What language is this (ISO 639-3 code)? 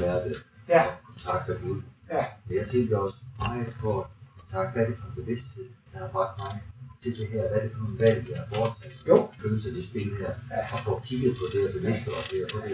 dan